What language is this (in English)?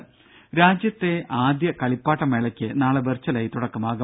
Malayalam